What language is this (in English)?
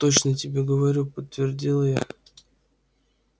Russian